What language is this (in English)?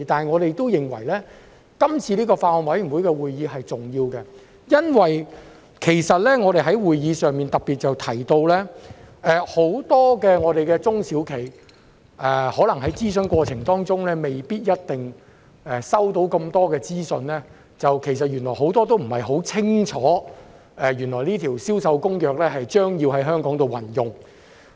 Cantonese